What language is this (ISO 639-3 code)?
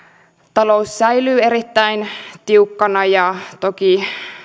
fin